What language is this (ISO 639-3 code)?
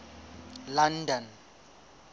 sot